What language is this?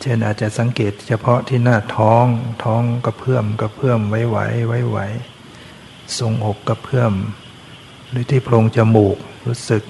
Thai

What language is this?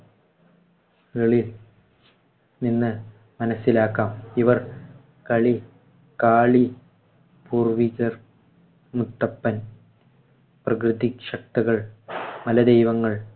Malayalam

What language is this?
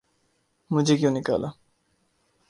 Urdu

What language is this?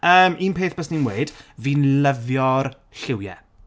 Welsh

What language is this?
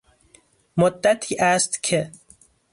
Persian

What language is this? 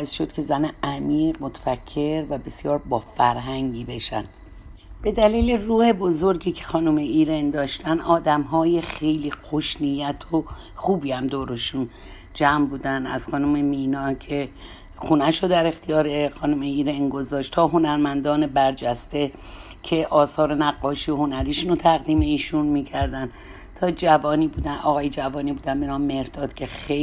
Persian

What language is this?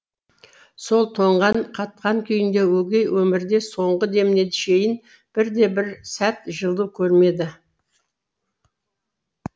Kazakh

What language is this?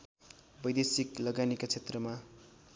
Nepali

